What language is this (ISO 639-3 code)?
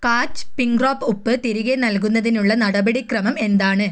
mal